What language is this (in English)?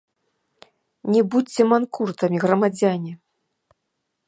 Belarusian